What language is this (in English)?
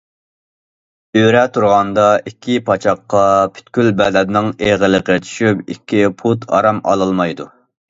Uyghur